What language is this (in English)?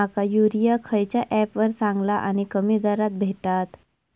Marathi